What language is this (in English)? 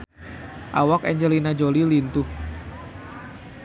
Sundanese